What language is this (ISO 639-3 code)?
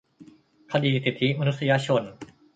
tha